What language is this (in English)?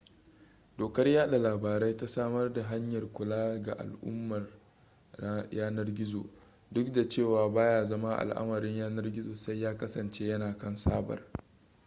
Hausa